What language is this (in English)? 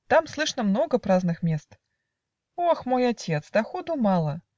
Russian